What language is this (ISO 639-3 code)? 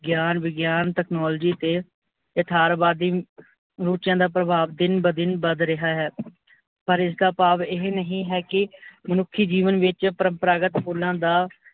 pan